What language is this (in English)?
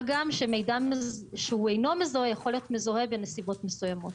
Hebrew